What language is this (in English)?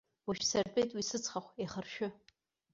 Abkhazian